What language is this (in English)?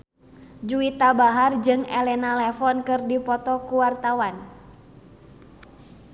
Sundanese